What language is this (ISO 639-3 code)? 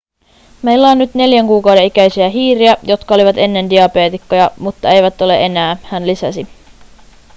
fin